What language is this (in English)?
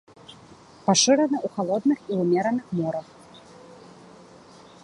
Belarusian